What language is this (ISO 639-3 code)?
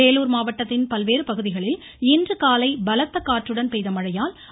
tam